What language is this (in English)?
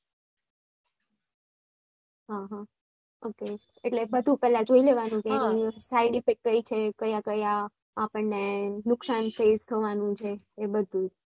Gujarati